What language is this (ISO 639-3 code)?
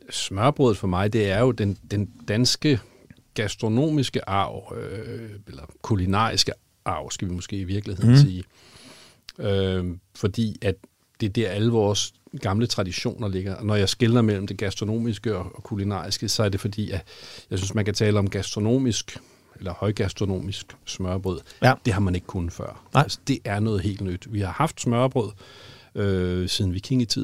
dan